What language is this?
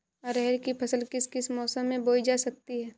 Hindi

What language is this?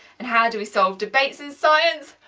English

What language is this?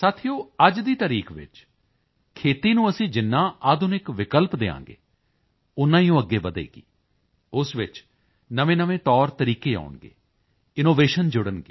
Punjabi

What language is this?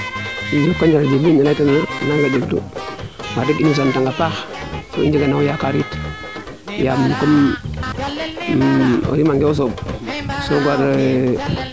Serer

